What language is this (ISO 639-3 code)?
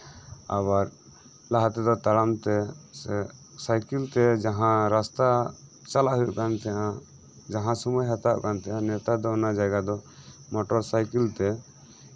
sat